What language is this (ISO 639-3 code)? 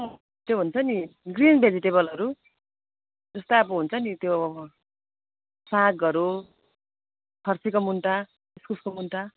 nep